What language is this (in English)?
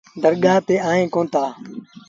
Sindhi Bhil